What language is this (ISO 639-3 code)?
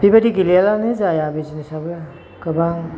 brx